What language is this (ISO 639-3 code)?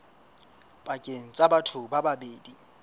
sot